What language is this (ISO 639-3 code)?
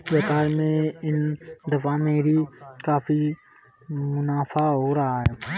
hin